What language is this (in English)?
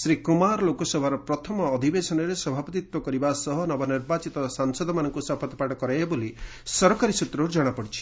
Odia